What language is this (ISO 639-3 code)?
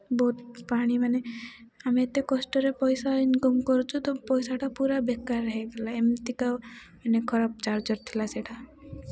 ori